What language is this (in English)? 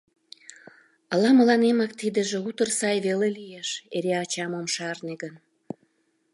Mari